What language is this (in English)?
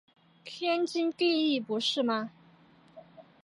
Chinese